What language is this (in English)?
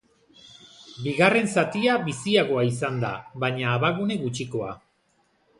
Basque